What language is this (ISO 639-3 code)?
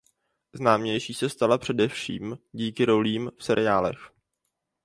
ces